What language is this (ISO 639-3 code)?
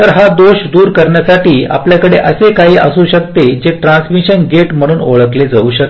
mar